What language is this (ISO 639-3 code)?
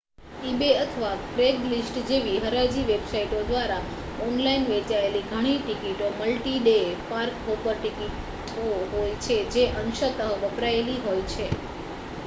guj